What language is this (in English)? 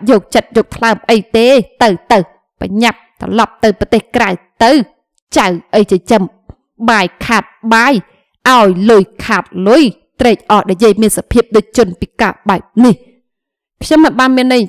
Vietnamese